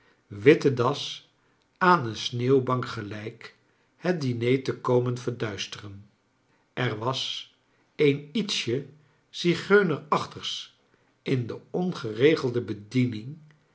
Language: Dutch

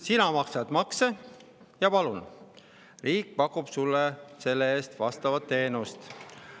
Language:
Estonian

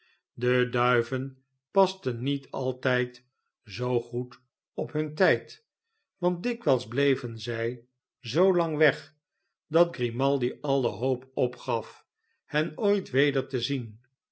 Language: Dutch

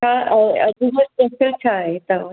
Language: Sindhi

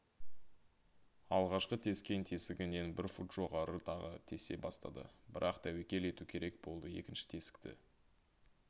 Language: Kazakh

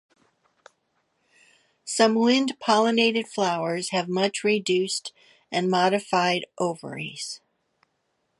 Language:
English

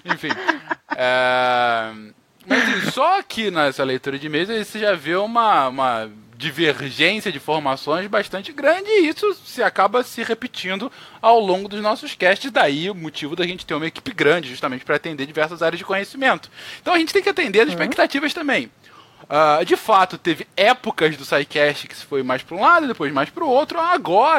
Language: Portuguese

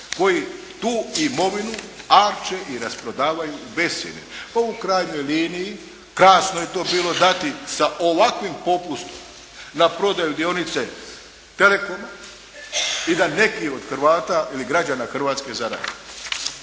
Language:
Croatian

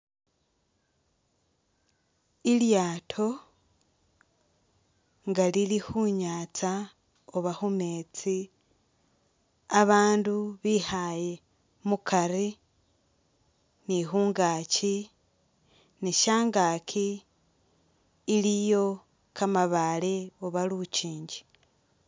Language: Masaaba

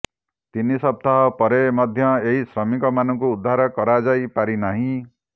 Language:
Odia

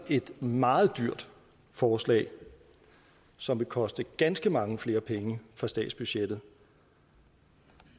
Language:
Danish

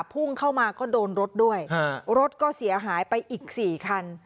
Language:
Thai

